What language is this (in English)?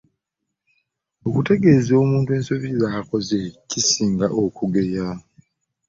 Ganda